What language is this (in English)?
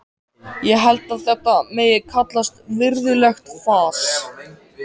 Icelandic